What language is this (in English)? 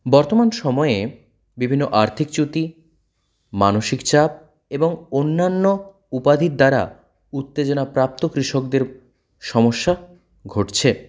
Bangla